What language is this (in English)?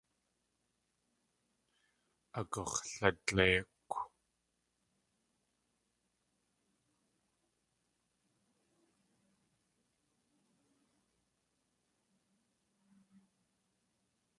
Tlingit